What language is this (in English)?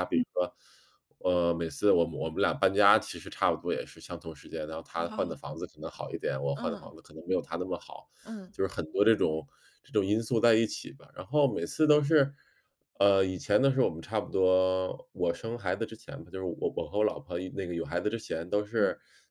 Chinese